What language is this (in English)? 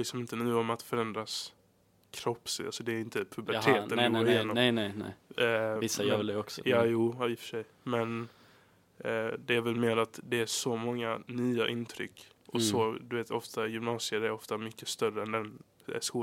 Swedish